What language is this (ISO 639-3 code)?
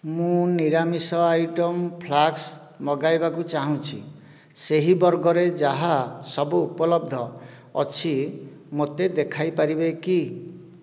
ori